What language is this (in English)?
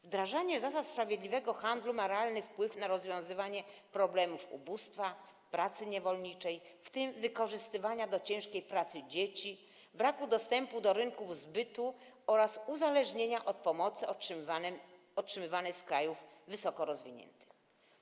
Polish